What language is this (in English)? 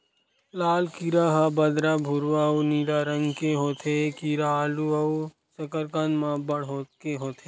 Chhattisgarhi